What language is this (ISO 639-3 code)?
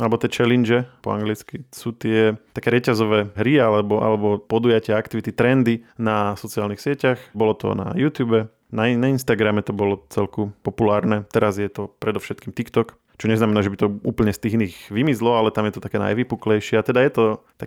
slk